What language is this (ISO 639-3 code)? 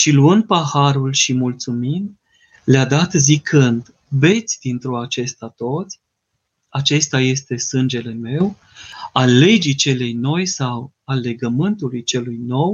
ron